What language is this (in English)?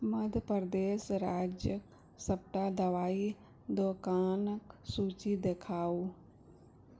Maithili